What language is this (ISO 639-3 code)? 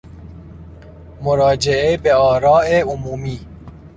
fas